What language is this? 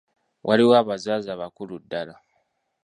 Ganda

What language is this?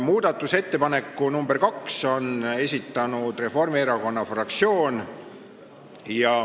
Estonian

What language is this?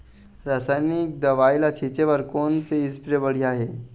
Chhattisgarhi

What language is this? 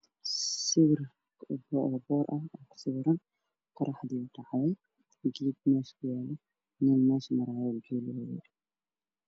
Somali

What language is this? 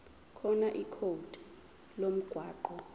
Zulu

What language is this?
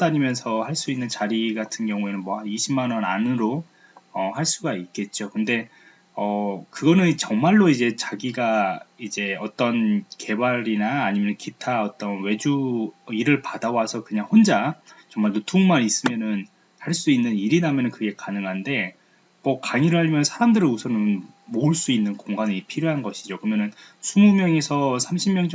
Korean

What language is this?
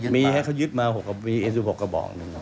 Thai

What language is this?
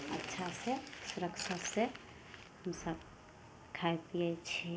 Maithili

